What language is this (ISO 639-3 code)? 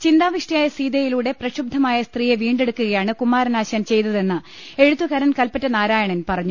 mal